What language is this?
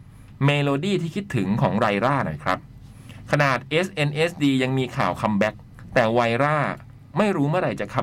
Thai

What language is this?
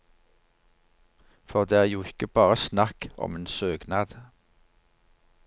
Norwegian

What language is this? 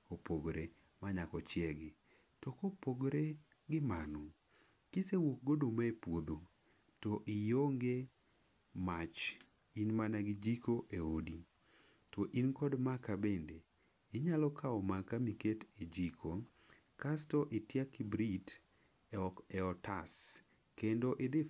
Luo (Kenya and Tanzania)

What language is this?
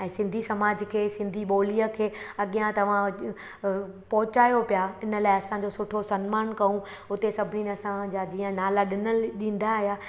Sindhi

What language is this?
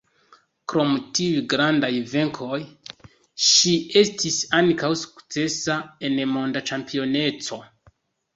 Esperanto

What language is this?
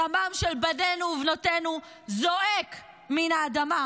Hebrew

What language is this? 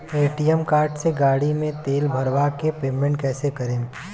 Bhojpuri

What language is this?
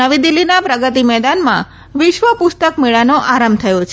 Gujarati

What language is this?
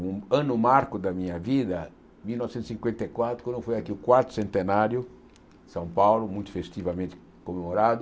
Portuguese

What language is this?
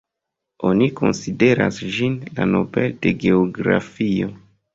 Esperanto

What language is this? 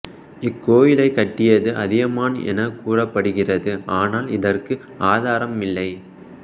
Tamil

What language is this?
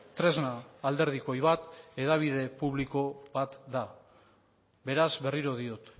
Basque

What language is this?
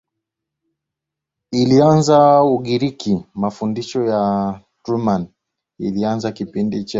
Swahili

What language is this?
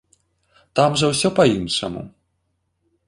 Belarusian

